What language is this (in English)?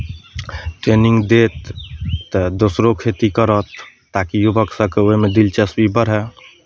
Maithili